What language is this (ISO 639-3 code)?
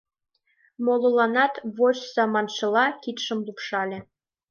chm